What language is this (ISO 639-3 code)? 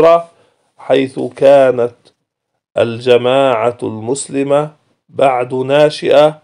ara